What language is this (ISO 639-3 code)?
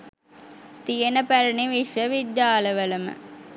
sin